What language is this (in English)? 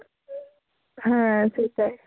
Bangla